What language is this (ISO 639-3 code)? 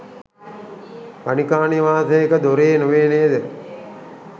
sin